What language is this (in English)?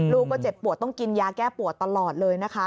Thai